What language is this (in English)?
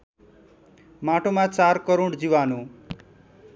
Nepali